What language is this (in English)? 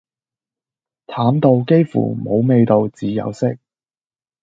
Cantonese